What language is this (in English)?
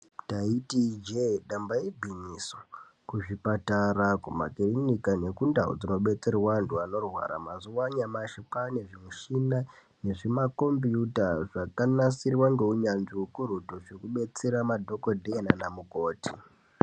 Ndau